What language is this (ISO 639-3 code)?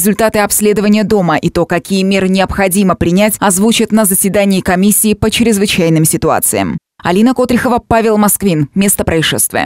rus